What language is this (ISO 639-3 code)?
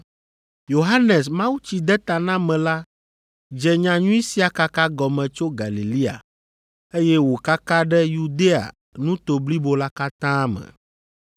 ewe